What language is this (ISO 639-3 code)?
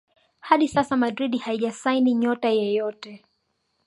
swa